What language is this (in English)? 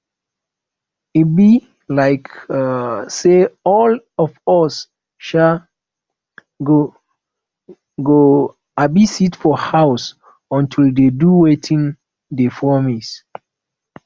Nigerian Pidgin